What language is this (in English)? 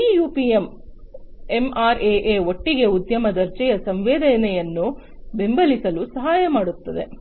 Kannada